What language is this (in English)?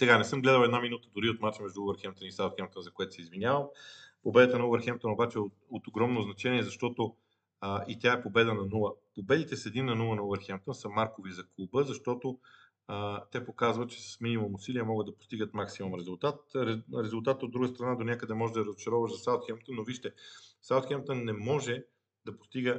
Bulgarian